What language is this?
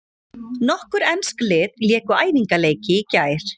Icelandic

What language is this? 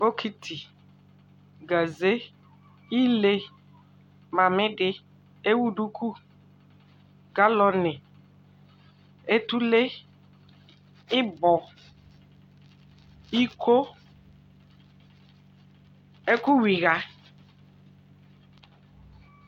Ikposo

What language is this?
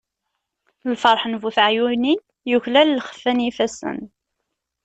Kabyle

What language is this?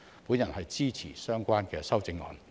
Cantonese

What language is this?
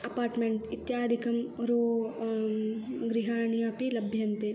Sanskrit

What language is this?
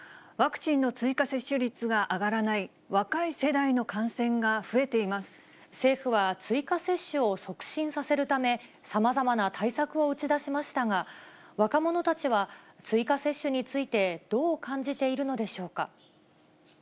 Japanese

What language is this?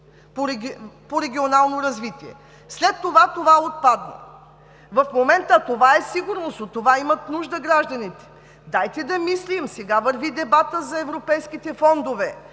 Bulgarian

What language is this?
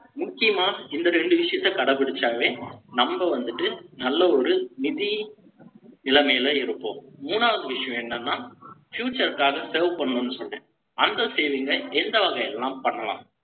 Tamil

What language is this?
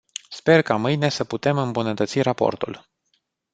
Romanian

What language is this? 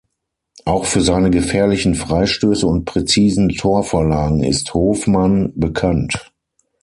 German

